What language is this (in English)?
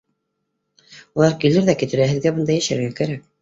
Bashkir